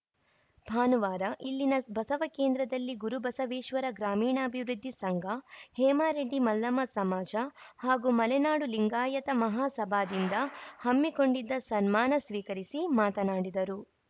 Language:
Kannada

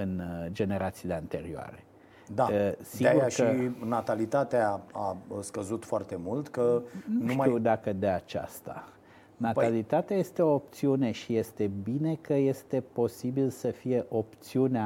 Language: Romanian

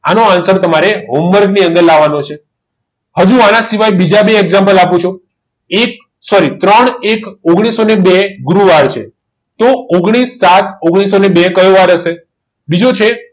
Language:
Gujarati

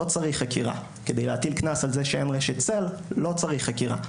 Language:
Hebrew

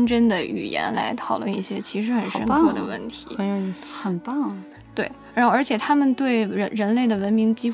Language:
Chinese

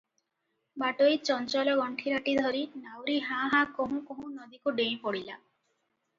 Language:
Odia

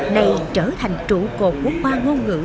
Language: Vietnamese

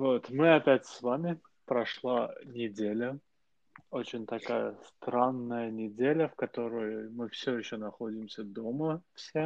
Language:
Russian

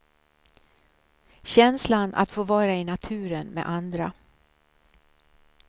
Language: Swedish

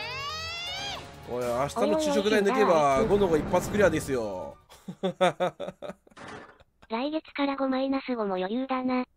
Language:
Japanese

